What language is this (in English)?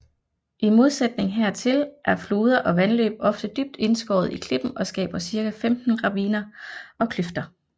Danish